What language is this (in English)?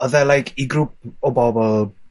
Welsh